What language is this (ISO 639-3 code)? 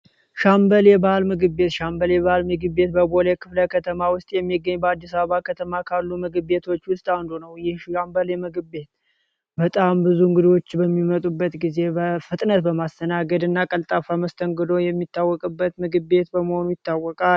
amh